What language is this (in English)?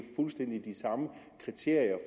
Danish